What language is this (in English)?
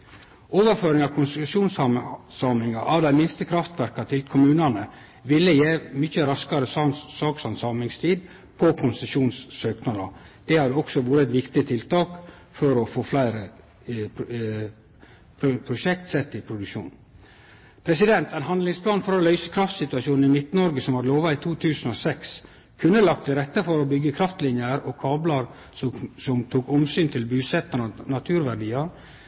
Norwegian Nynorsk